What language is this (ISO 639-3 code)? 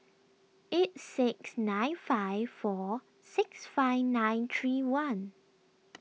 eng